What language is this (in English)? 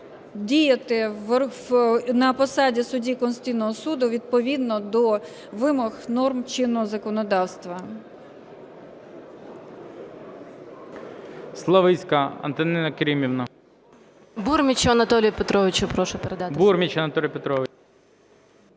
Ukrainian